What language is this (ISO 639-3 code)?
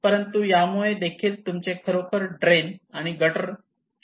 mar